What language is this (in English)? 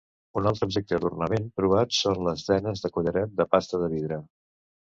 Catalan